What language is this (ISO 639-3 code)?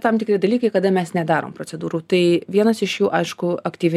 lit